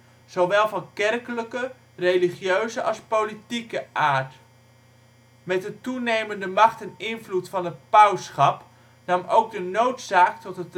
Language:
Dutch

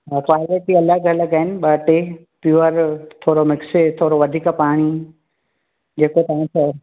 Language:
Sindhi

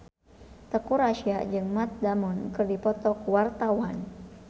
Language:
Sundanese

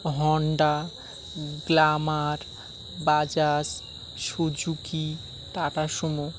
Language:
Bangla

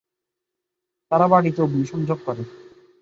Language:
Bangla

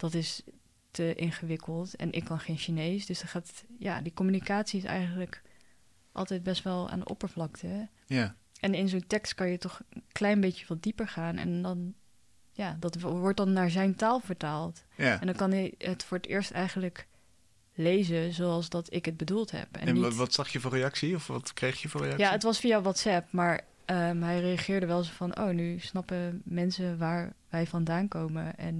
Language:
Dutch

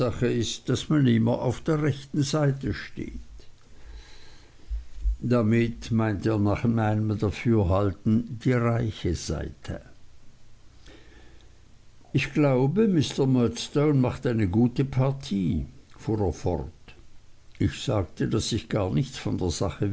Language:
German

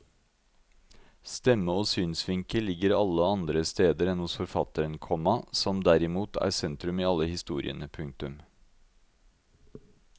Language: Norwegian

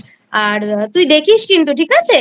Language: Bangla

